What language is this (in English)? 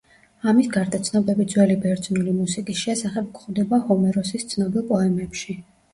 Georgian